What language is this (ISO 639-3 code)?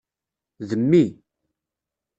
kab